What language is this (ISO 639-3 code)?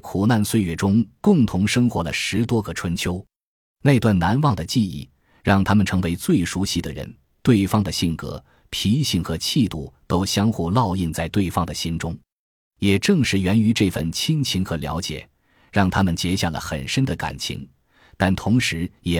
zho